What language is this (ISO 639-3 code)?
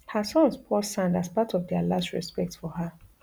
pcm